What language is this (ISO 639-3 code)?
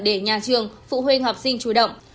vie